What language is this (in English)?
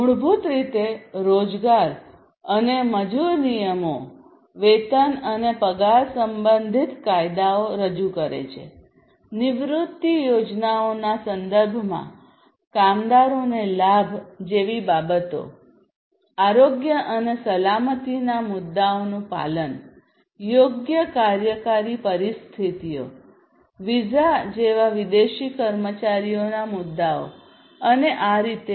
Gujarati